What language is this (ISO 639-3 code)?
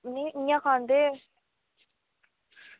doi